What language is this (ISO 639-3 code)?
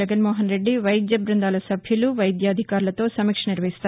tel